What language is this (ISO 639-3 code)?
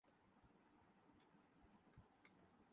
urd